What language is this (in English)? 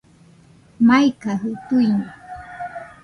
Nüpode Huitoto